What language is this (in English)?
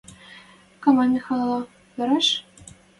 Western Mari